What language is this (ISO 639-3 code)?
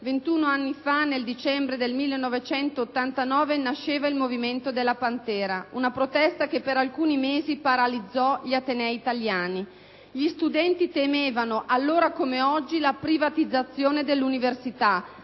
ita